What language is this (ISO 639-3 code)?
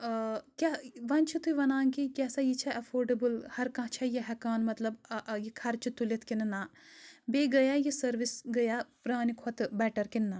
kas